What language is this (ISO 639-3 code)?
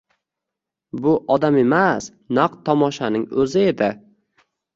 uzb